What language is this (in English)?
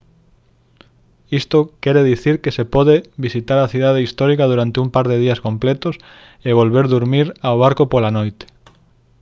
Galician